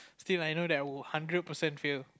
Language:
English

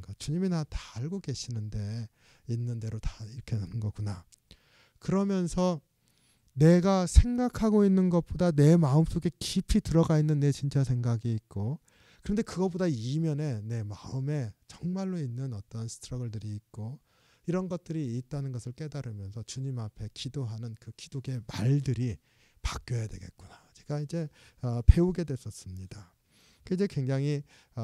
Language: Korean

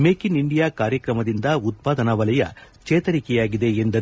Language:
Kannada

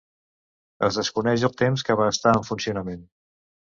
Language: Catalan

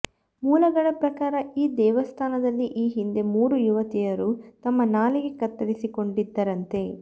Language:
Kannada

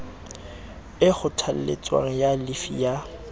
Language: Southern Sotho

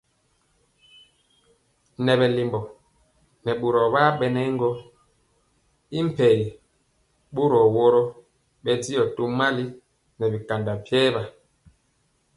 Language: Mpiemo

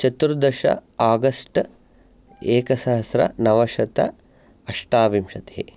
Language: Sanskrit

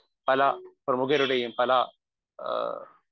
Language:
Malayalam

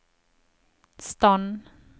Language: Norwegian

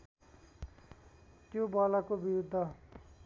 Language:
Nepali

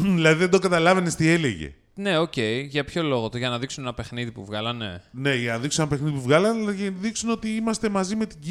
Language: Greek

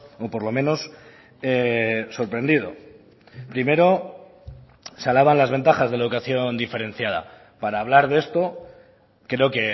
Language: Spanish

